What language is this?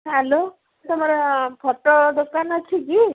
Odia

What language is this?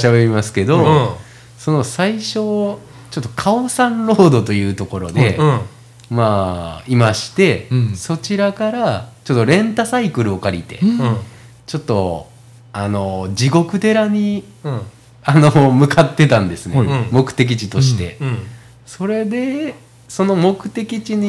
Japanese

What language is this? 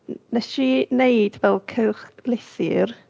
Welsh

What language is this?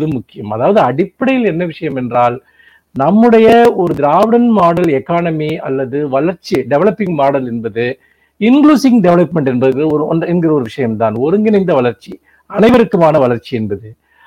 Tamil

